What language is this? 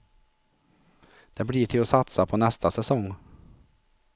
Swedish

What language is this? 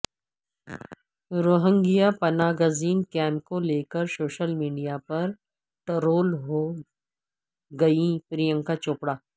Urdu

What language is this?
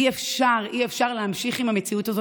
Hebrew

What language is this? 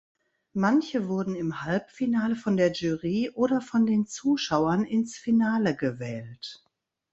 German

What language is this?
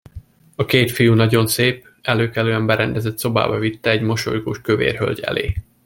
Hungarian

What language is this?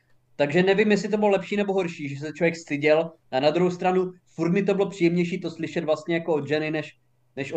Czech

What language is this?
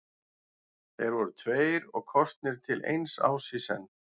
Icelandic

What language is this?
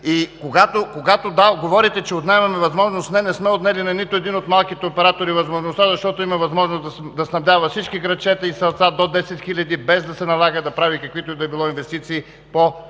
Bulgarian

